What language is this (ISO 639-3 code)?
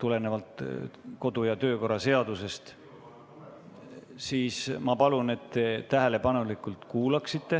est